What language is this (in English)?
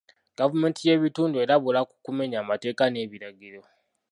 Ganda